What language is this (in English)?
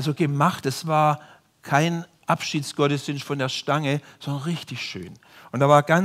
German